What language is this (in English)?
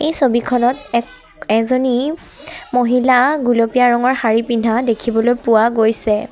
Assamese